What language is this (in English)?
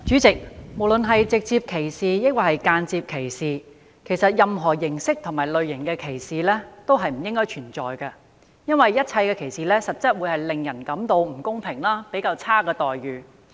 Cantonese